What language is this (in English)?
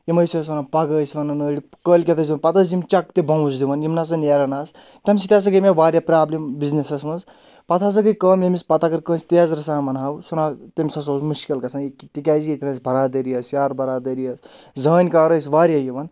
Kashmiri